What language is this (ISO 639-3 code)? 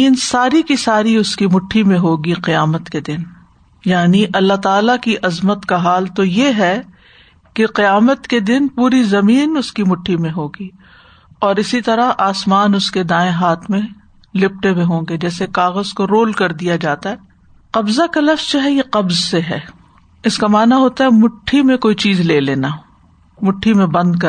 urd